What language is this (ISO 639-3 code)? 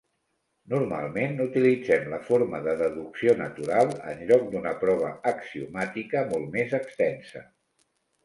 cat